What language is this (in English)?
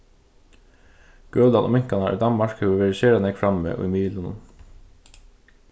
Faroese